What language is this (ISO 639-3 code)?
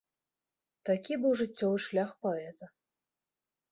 bel